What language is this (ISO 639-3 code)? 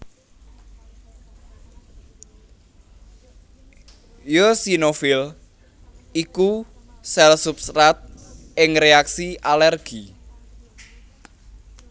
jav